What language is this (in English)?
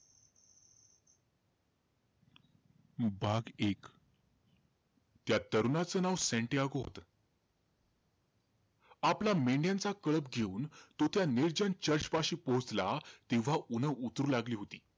Marathi